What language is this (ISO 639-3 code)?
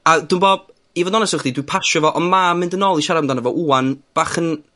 cym